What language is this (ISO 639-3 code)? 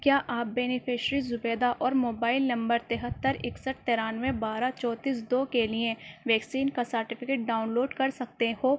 urd